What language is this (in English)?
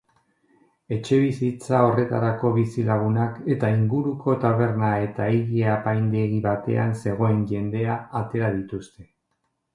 Basque